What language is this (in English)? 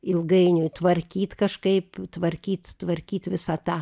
Lithuanian